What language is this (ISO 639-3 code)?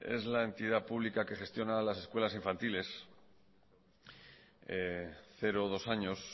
spa